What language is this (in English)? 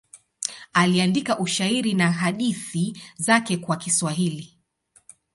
Swahili